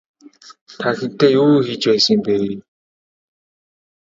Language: Mongolian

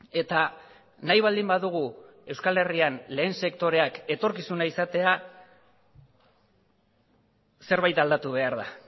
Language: Basque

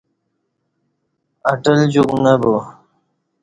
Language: Kati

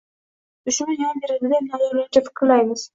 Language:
Uzbek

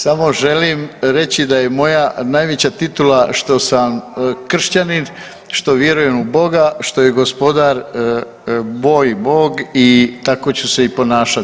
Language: Croatian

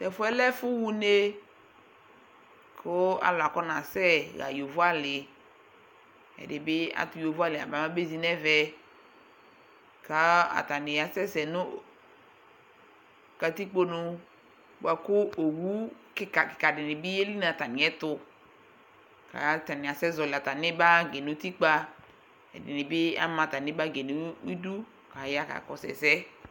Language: Ikposo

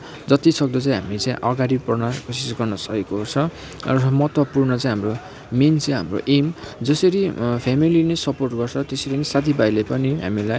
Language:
Nepali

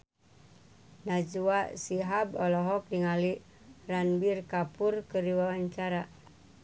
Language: Sundanese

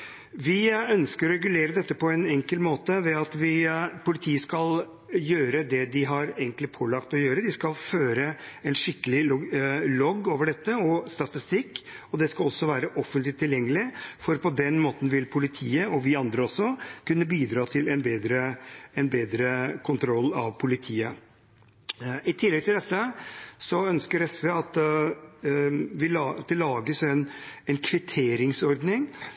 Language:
Norwegian Bokmål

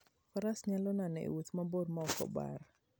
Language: Luo (Kenya and Tanzania)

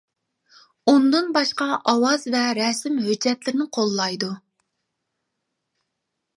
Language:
Uyghur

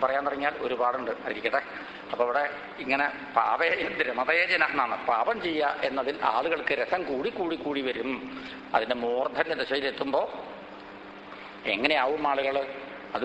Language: Hindi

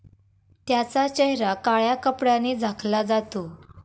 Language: Marathi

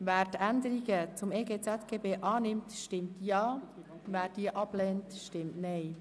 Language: Swiss German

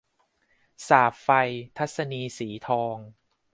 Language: Thai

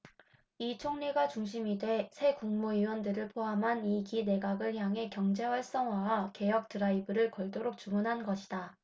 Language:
Korean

